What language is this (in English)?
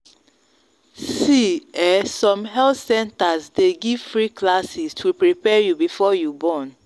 Nigerian Pidgin